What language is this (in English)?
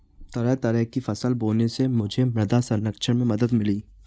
Hindi